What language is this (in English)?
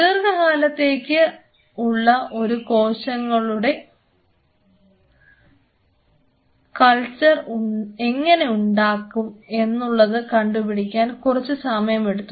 Malayalam